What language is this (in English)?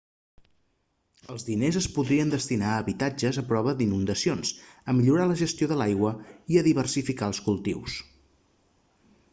Catalan